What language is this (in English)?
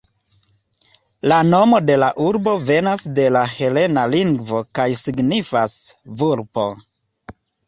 Esperanto